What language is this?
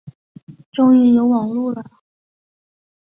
Chinese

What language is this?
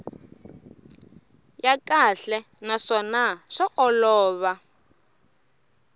Tsonga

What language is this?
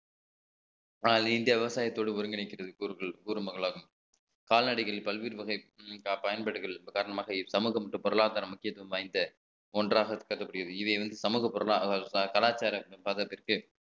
Tamil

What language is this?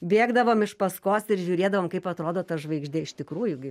Lithuanian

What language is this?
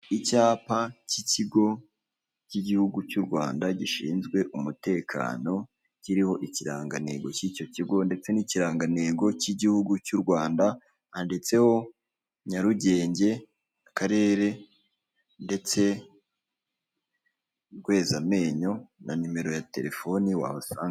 Kinyarwanda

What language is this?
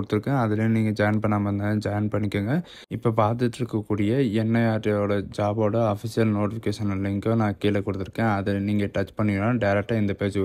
Tamil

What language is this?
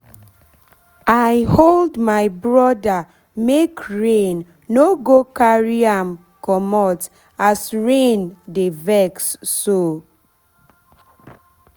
Nigerian Pidgin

